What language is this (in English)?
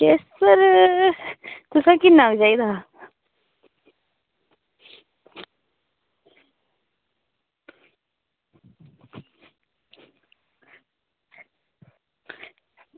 Dogri